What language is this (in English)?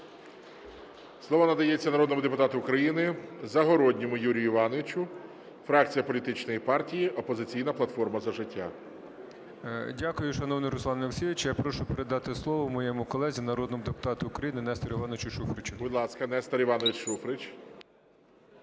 Ukrainian